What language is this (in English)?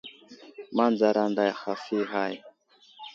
Wuzlam